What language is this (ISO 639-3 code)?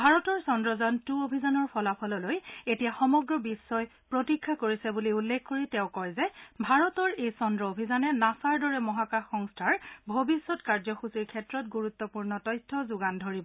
asm